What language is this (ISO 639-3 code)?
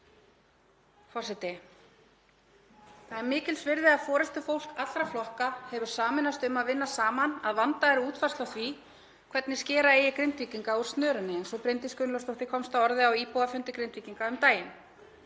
isl